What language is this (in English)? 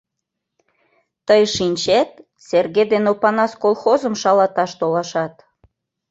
Mari